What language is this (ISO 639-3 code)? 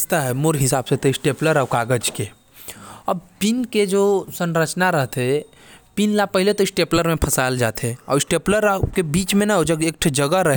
kfp